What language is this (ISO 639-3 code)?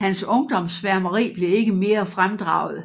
dan